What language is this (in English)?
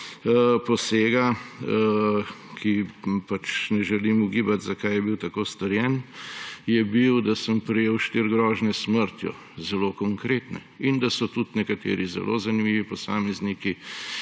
Slovenian